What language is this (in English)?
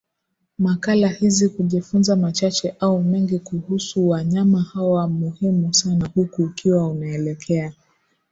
Swahili